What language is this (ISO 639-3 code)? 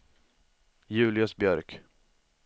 swe